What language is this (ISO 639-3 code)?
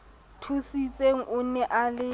sot